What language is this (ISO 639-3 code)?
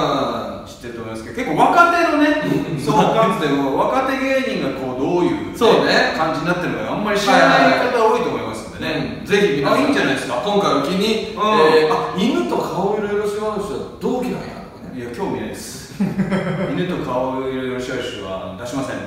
jpn